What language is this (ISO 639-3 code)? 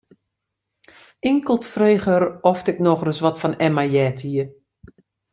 fry